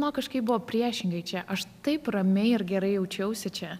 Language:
Lithuanian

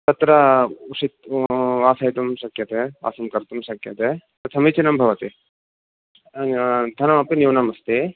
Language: Sanskrit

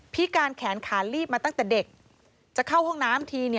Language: Thai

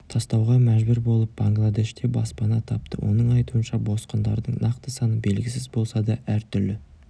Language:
Kazakh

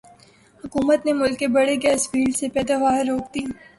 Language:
Urdu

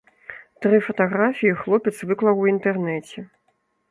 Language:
Belarusian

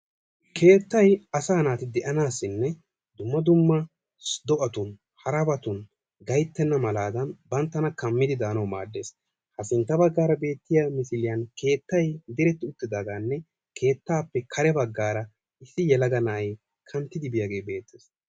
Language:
Wolaytta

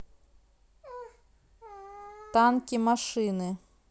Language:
Russian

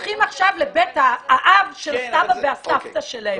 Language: Hebrew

